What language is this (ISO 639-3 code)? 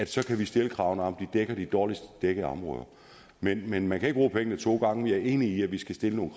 dan